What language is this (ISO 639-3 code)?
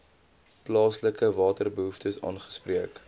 afr